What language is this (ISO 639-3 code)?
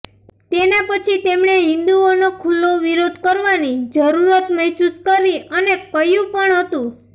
guj